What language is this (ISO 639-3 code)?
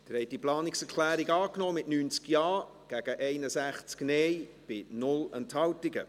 gsw